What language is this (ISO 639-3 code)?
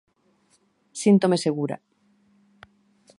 glg